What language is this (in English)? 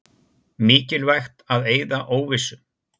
Icelandic